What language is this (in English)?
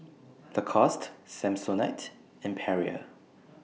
English